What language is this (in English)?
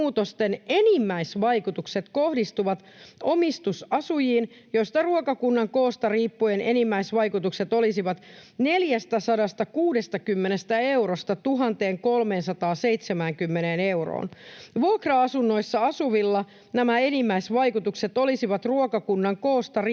Finnish